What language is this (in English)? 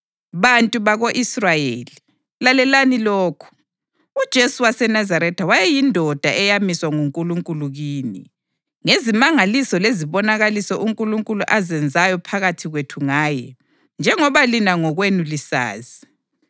North Ndebele